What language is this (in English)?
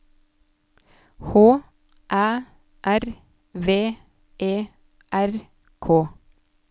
Norwegian